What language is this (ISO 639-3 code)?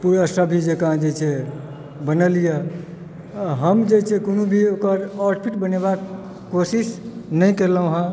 mai